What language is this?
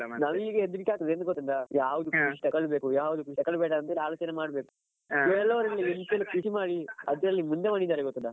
Kannada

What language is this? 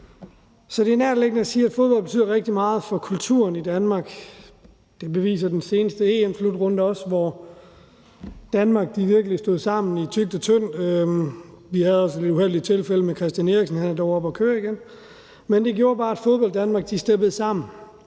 Danish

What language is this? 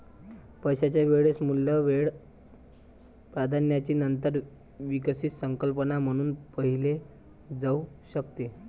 Marathi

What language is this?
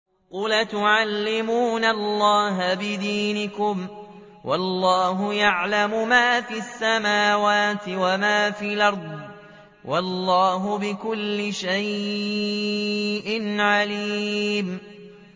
Arabic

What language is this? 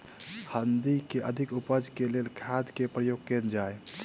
Maithili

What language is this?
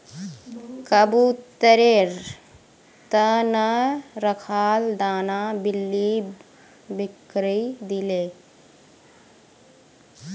Magahi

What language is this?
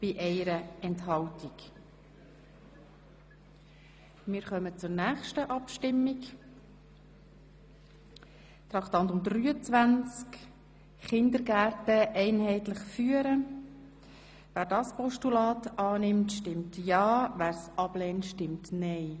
Swiss German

